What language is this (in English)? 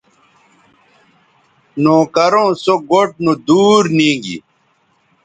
Bateri